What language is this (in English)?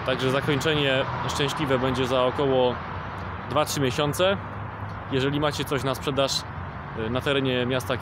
Polish